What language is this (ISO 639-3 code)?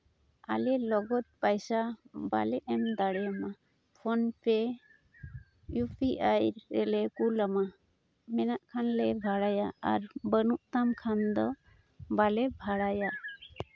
sat